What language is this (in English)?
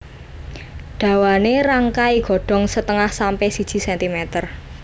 Javanese